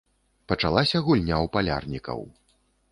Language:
Belarusian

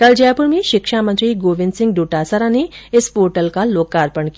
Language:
Hindi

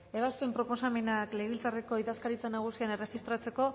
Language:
Basque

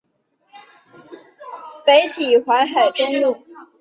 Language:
Chinese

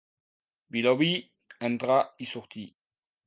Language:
Catalan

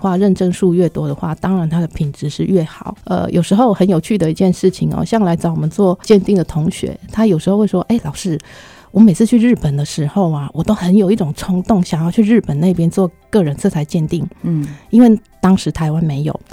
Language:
Chinese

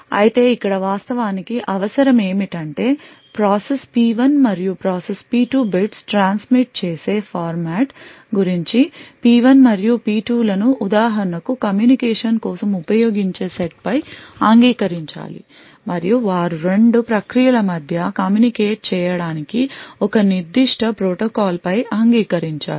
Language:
Telugu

